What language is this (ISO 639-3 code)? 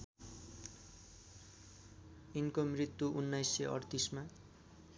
nep